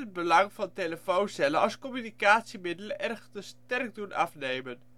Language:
Dutch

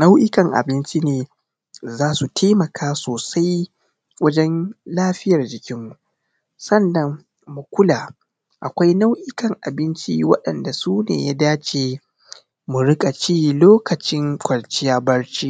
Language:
Hausa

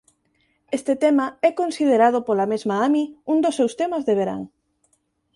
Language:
Galician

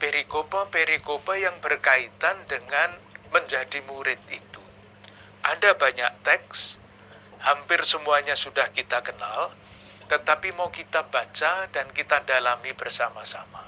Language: Indonesian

